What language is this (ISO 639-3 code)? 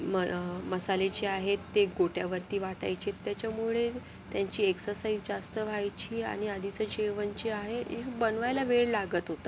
mar